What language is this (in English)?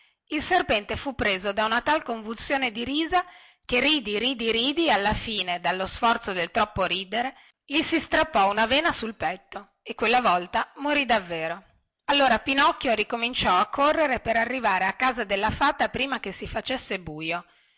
Italian